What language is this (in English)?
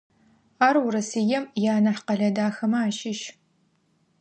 Adyghe